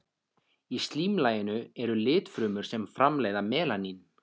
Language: Icelandic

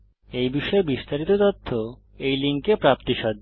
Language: Bangla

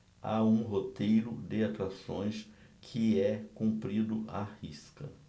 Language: Portuguese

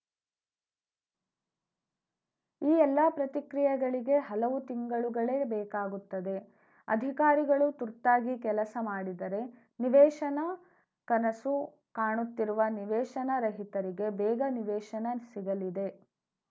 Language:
Kannada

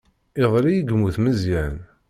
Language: Kabyle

